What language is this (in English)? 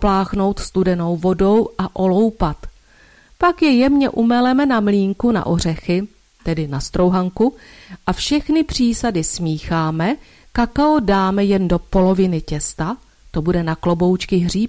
Czech